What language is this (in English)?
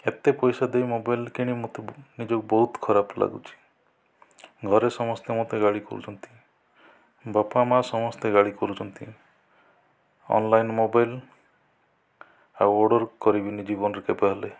Odia